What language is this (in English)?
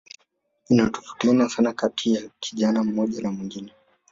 Swahili